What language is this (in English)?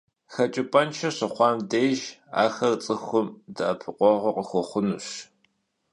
Kabardian